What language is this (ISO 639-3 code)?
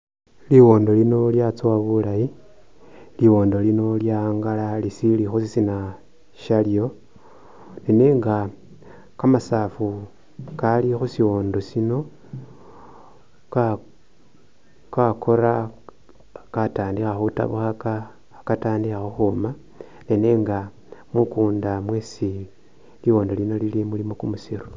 myx